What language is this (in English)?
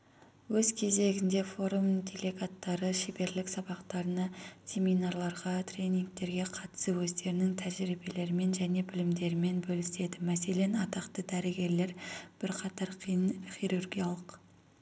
Kazakh